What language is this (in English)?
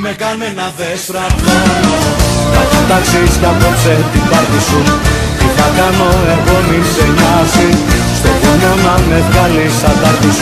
Greek